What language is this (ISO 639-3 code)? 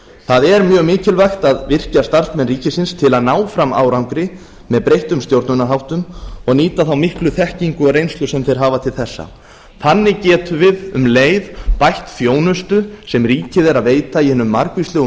isl